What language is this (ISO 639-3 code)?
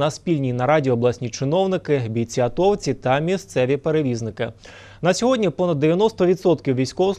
ukr